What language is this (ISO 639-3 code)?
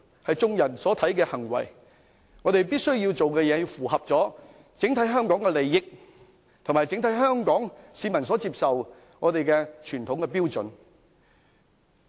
yue